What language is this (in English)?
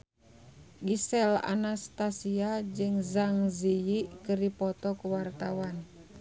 Sundanese